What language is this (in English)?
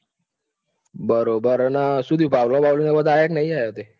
Gujarati